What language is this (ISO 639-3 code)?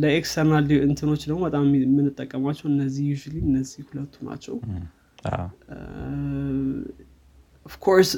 amh